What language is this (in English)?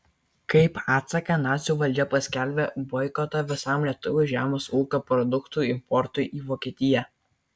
Lithuanian